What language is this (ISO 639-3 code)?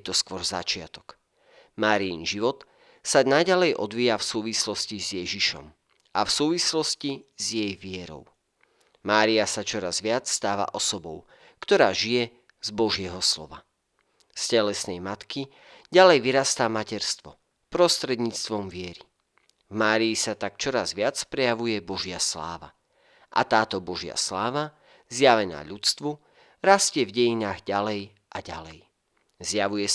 slk